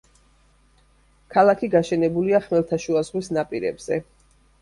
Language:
Georgian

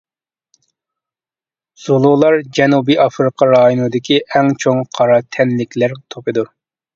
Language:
Uyghur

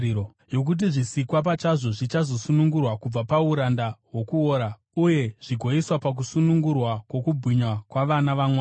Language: Shona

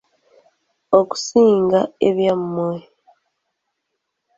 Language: Ganda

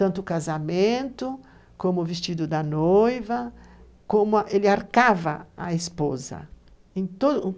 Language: Portuguese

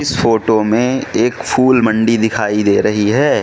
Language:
Hindi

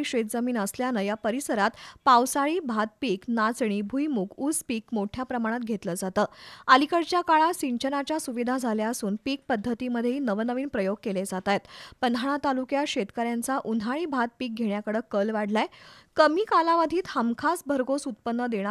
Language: Marathi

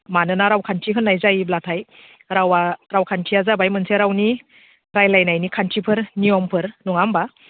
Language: Bodo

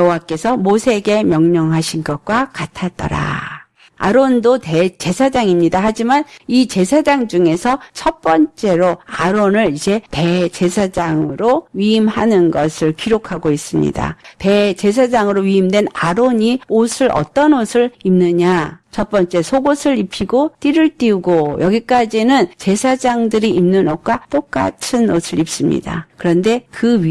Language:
Korean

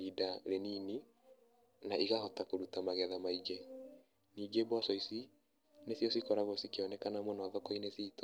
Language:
Kikuyu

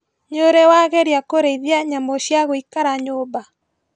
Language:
Kikuyu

